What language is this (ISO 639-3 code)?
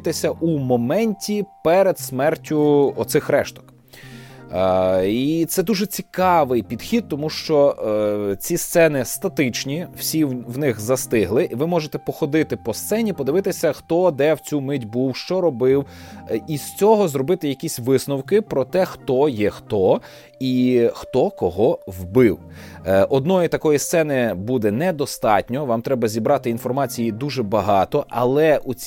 ukr